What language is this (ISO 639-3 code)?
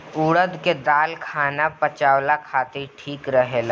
bho